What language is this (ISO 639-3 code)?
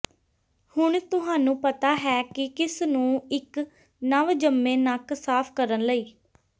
pan